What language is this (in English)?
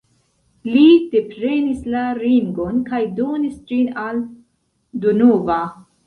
Esperanto